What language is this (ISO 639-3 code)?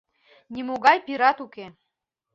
chm